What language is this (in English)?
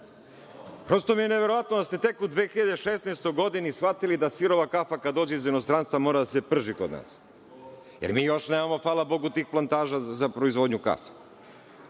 Serbian